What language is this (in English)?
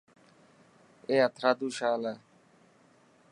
Dhatki